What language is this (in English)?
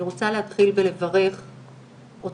Hebrew